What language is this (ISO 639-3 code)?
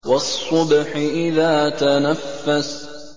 ara